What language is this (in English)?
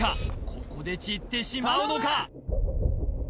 Japanese